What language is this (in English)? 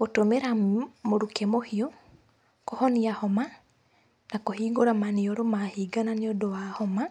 Kikuyu